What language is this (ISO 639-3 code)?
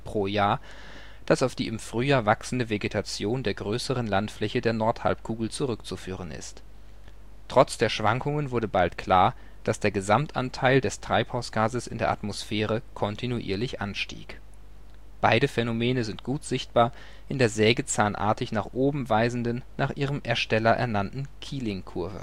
deu